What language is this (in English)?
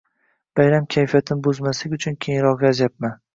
Uzbek